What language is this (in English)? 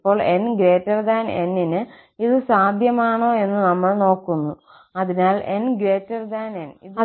Malayalam